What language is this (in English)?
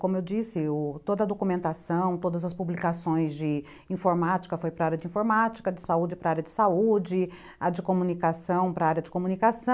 Portuguese